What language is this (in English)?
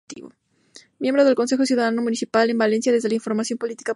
Spanish